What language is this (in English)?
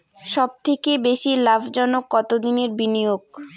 Bangla